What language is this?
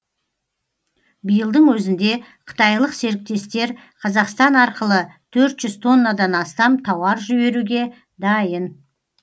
Kazakh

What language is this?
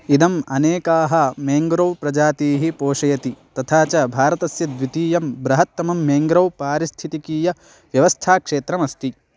Sanskrit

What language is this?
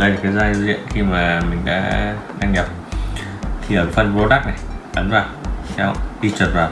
Vietnamese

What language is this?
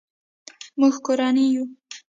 Pashto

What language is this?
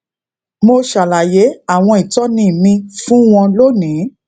Yoruba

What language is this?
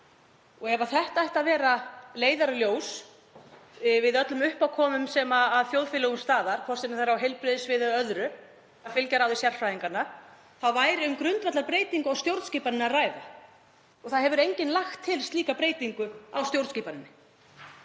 Icelandic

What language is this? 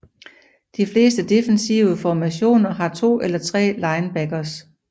Danish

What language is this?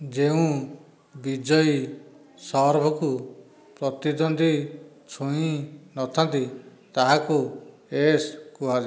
Odia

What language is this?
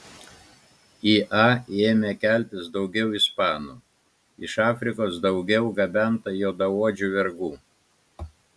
Lithuanian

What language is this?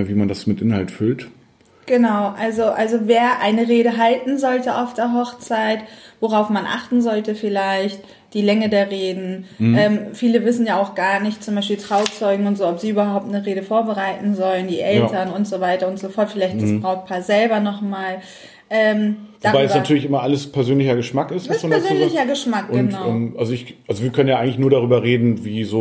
German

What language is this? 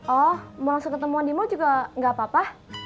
Indonesian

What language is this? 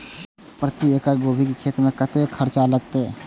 Maithili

